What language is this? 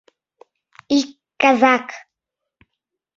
Mari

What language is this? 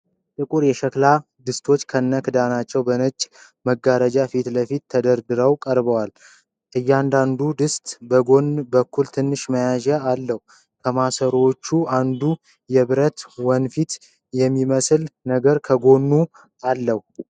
Amharic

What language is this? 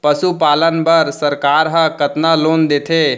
Chhattisgarhi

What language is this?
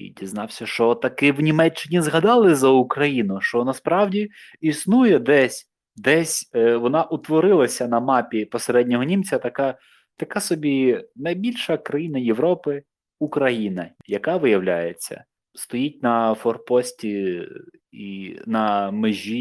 Ukrainian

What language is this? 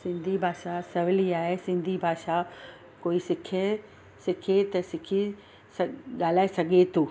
Sindhi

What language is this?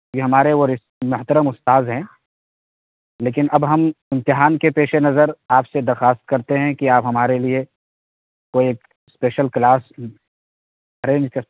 Urdu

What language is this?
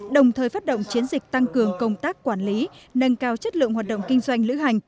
Vietnamese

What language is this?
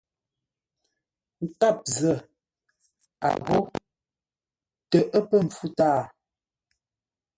Ngombale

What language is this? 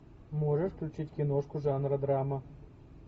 Russian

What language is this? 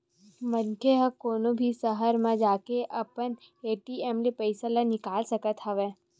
Chhattisgarhi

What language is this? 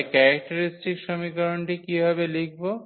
Bangla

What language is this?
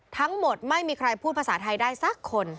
Thai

